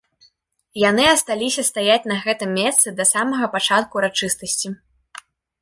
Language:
Belarusian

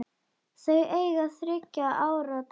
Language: Icelandic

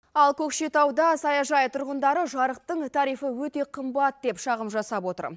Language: Kazakh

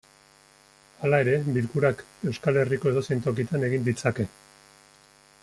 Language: Basque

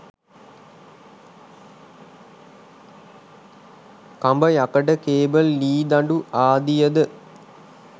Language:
Sinhala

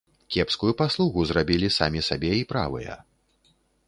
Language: Belarusian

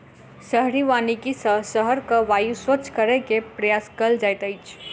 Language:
Maithili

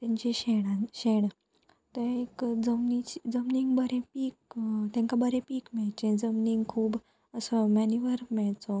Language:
Konkani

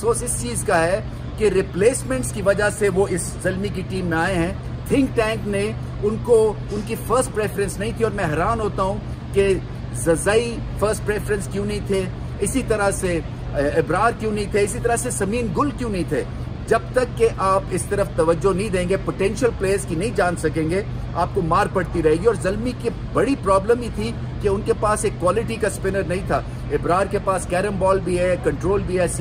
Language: Hindi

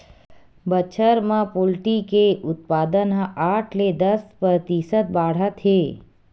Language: Chhattisgarhi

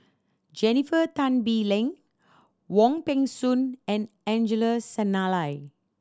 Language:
English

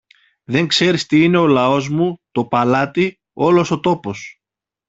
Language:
Greek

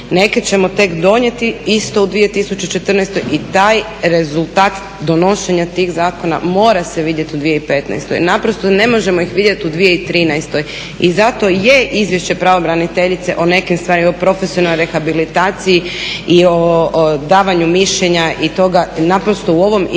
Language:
Croatian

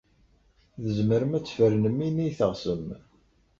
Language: Kabyle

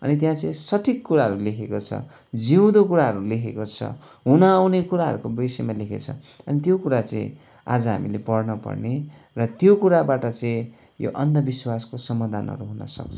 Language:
Nepali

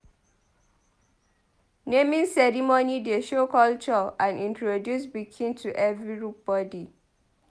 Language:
Nigerian Pidgin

